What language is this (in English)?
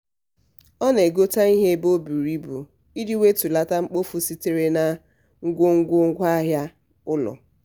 Igbo